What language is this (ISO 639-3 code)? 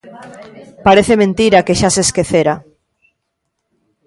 glg